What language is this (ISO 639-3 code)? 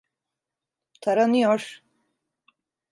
tur